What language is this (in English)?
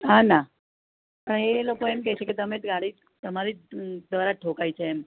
Gujarati